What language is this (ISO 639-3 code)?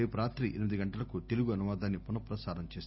tel